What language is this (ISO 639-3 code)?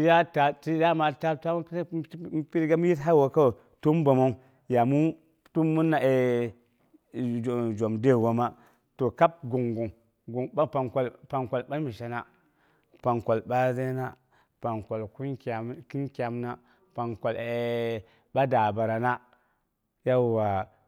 bux